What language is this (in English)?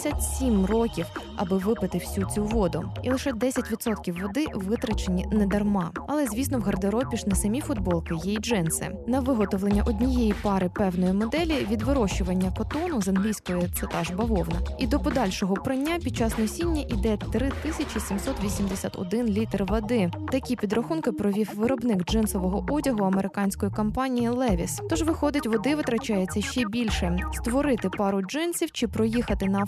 Ukrainian